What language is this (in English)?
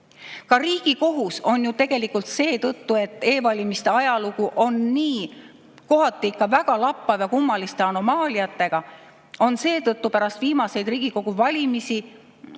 Estonian